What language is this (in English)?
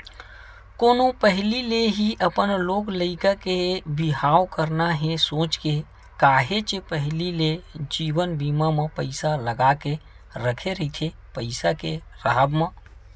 Chhattisgarhi